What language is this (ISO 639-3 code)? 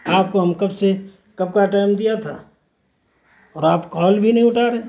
urd